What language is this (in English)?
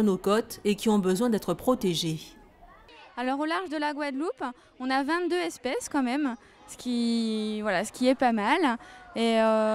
French